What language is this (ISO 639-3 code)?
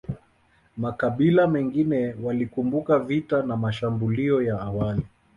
swa